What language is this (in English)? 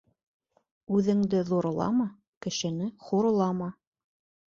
Bashkir